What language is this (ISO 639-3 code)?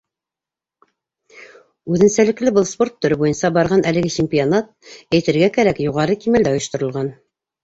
bak